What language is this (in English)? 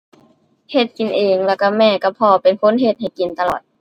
Thai